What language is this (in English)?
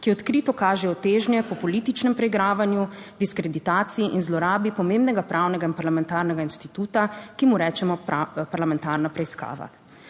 Slovenian